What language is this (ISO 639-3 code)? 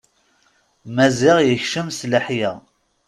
kab